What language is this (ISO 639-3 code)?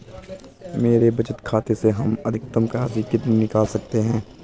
hin